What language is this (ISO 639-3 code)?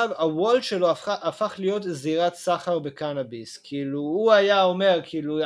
heb